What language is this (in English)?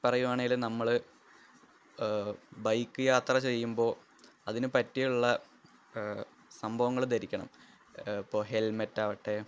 Malayalam